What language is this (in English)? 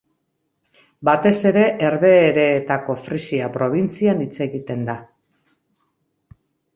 Basque